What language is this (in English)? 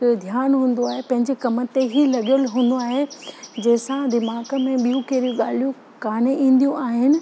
Sindhi